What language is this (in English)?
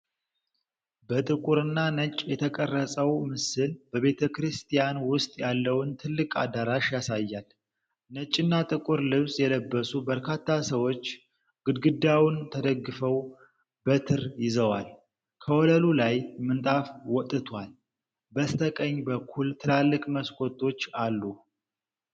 Amharic